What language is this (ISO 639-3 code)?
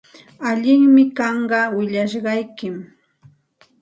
qxt